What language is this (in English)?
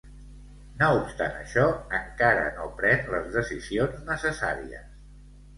Catalan